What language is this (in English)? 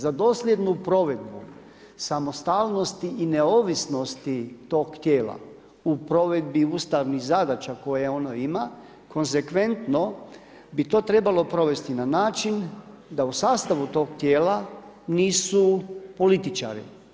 Croatian